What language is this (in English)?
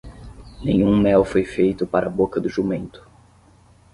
Portuguese